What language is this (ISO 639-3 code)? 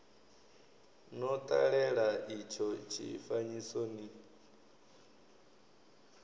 ven